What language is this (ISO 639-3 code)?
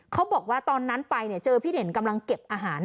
tha